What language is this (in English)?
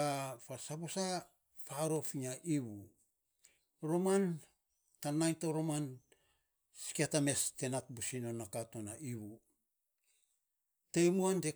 Saposa